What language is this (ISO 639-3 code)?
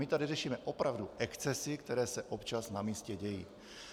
ces